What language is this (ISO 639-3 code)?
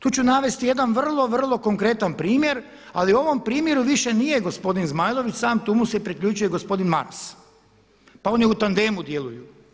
hrv